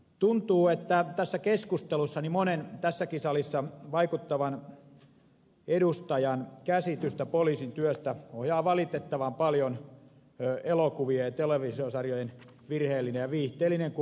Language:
Finnish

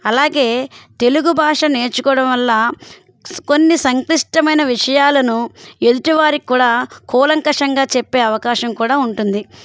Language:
Telugu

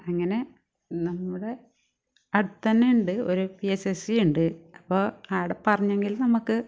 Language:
Malayalam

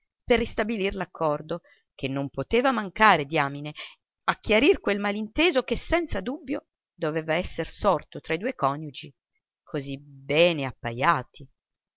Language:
Italian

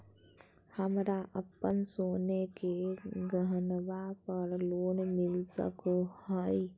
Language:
Magahi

